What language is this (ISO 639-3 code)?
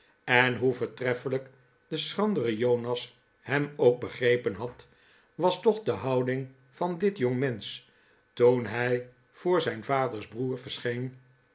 nld